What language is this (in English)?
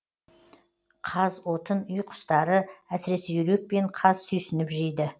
Kazakh